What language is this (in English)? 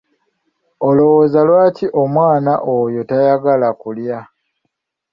Ganda